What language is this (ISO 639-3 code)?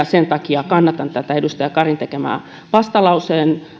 fin